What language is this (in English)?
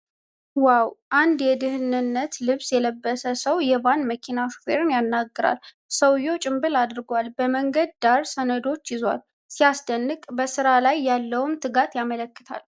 Amharic